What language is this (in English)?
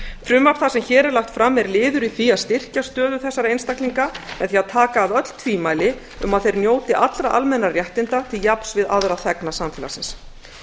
Icelandic